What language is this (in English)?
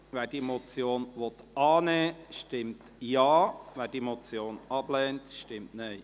Swiss German